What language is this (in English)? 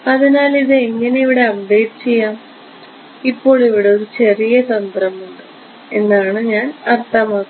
Malayalam